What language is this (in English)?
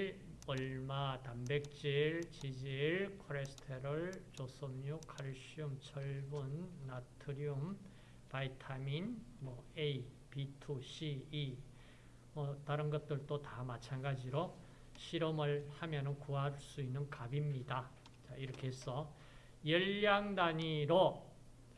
Korean